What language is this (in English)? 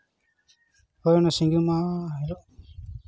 Santali